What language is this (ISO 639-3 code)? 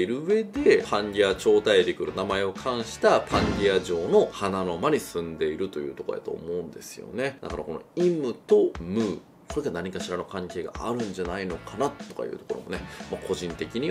jpn